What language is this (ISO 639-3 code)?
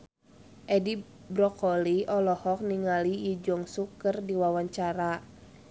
sun